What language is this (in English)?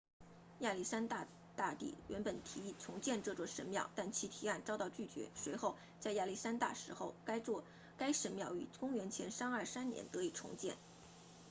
Chinese